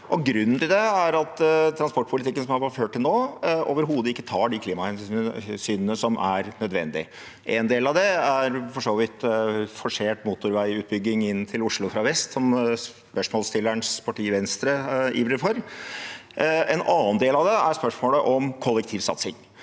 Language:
Norwegian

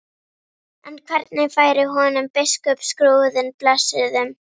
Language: Icelandic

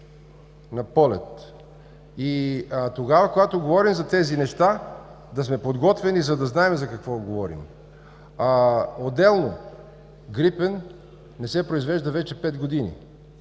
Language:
Bulgarian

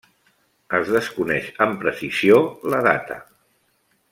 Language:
Catalan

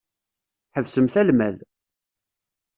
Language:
Kabyle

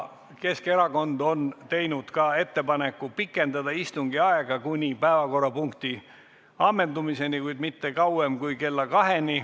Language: Estonian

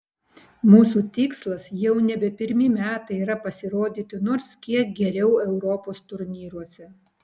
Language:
Lithuanian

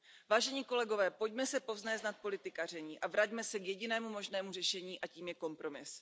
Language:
Czech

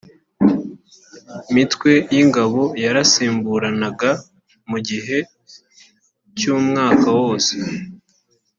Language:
Kinyarwanda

